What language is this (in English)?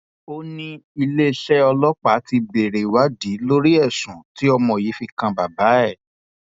Yoruba